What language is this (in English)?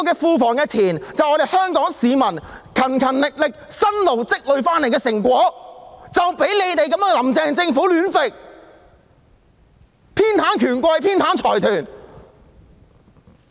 Cantonese